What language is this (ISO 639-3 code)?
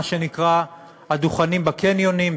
heb